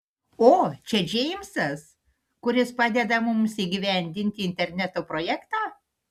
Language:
Lithuanian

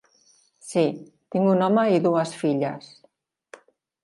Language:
Catalan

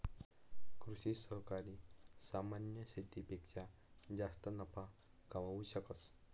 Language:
Marathi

